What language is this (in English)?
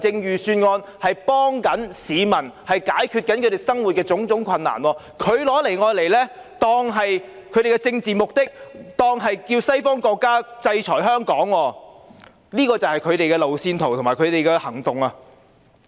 Cantonese